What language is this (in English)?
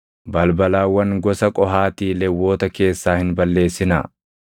Oromo